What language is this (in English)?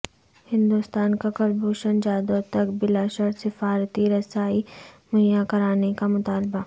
Urdu